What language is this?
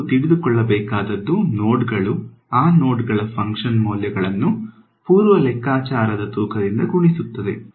Kannada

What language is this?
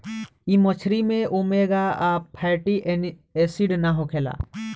Bhojpuri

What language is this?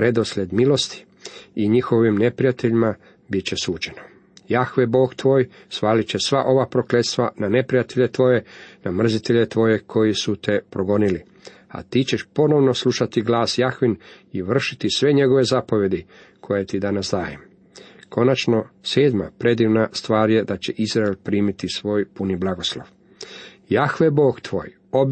Croatian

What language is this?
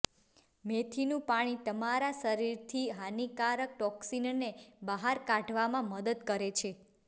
Gujarati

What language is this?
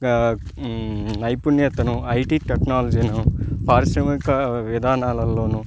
Telugu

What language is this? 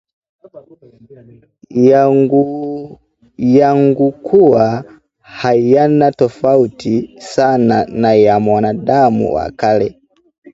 Swahili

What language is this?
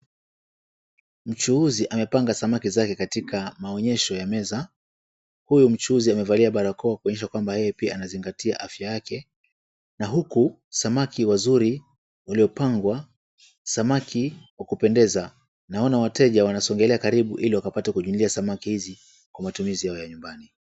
Swahili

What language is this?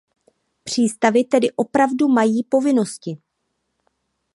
Czech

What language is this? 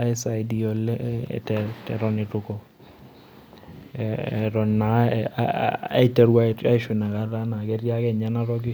Masai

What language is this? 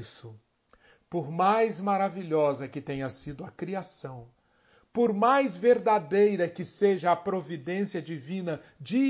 Portuguese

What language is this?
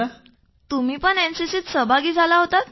Marathi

